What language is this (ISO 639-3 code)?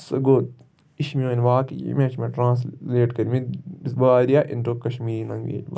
kas